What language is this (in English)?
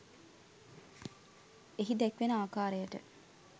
Sinhala